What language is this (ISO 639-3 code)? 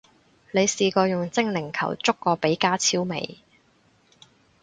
yue